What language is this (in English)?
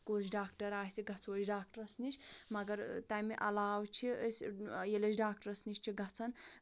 Kashmiri